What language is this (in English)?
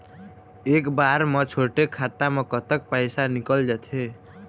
Chhattisgarhi